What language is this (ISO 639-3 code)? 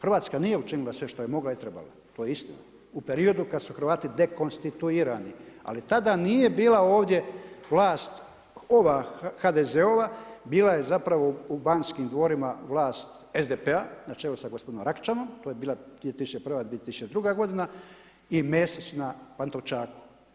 hrv